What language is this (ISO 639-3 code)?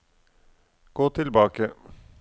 nor